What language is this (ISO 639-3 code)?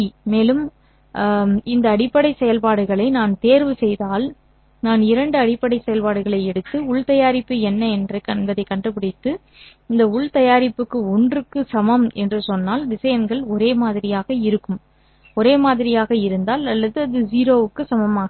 tam